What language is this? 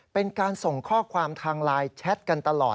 Thai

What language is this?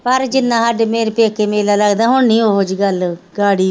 Punjabi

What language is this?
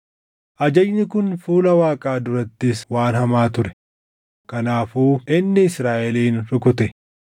Oromo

